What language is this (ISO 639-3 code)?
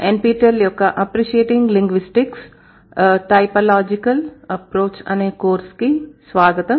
tel